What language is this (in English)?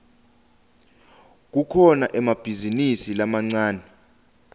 Swati